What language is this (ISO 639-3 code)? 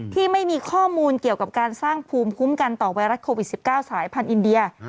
tha